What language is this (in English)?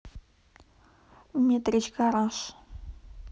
Russian